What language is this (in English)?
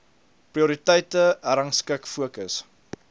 Afrikaans